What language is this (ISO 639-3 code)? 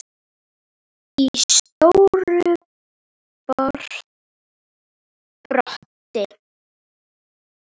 isl